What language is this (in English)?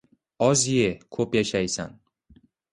Uzbek